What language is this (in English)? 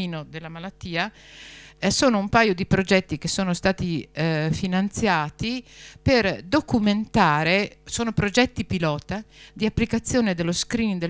Italian